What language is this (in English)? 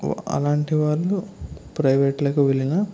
Telugu